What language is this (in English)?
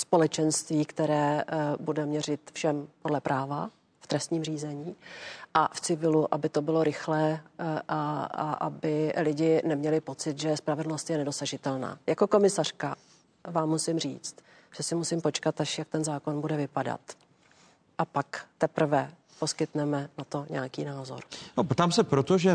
Czech